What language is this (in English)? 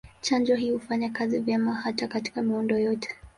Swahili